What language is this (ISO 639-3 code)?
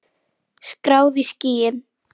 isl